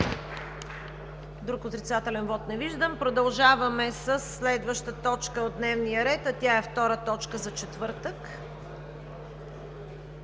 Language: Bulgarian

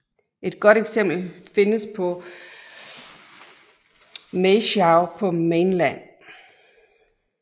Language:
Danish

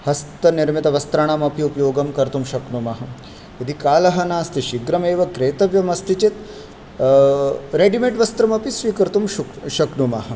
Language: Sanskrit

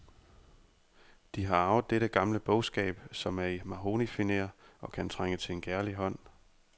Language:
Danish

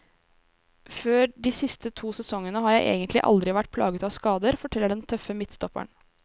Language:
Norwegian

